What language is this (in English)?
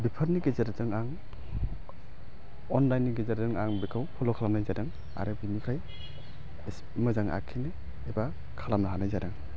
Bodo